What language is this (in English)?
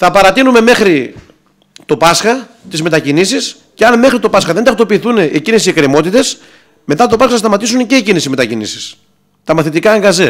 Greek